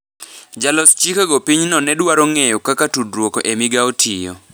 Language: Luo (Kenya and Tanzania)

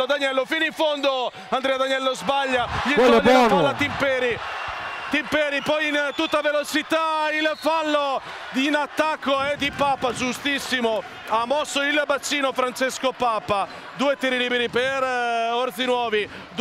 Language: Italian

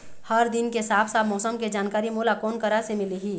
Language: Chhattisgarhi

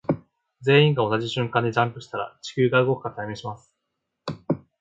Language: Japanese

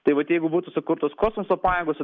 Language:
Lithuanian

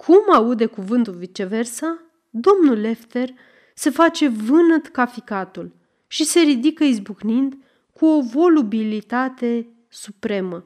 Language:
Romanian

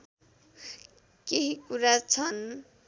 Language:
Nepali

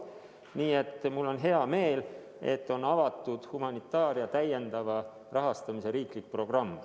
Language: Estonian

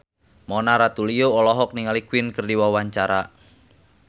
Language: Sundanese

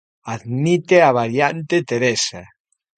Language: Galician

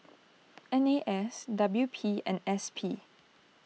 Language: English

